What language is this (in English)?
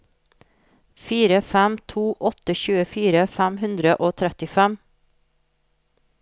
Norwegian